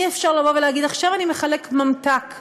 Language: Hebrew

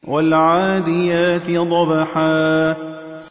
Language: Arabic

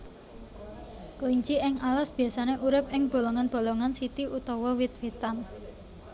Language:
Javanese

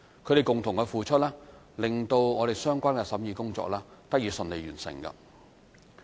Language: Cantonese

